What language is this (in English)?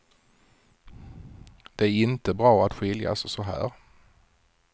Swedish